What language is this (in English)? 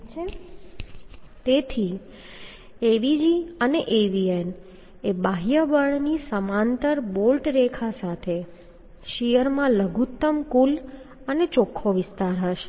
Gujarati